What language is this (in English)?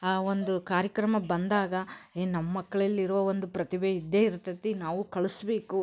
Kannada